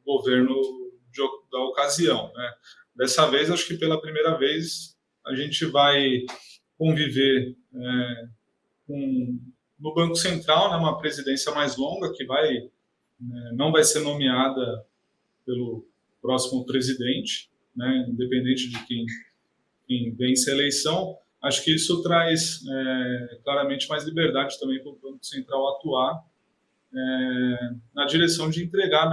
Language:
Portuguese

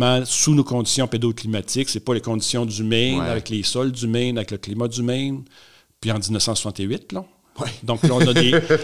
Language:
French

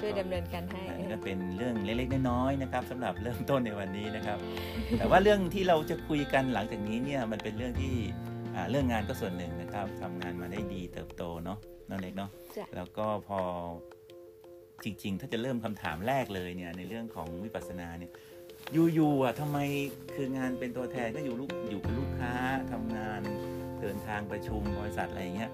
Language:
Thai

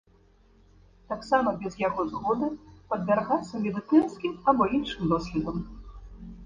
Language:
Belarusian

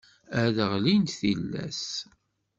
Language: Kabyle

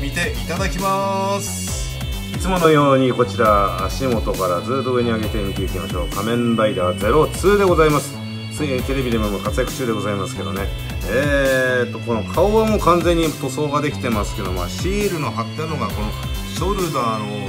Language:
Japanese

